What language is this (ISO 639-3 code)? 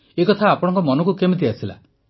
ori